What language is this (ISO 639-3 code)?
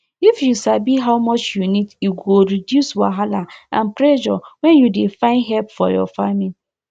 pcm